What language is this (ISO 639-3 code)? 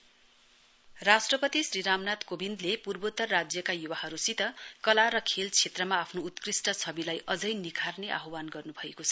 nep